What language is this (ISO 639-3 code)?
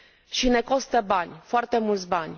ron